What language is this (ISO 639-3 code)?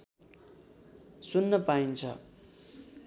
nep